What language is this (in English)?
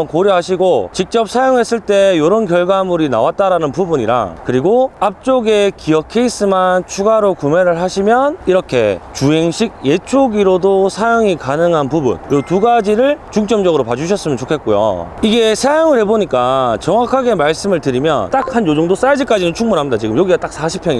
Korean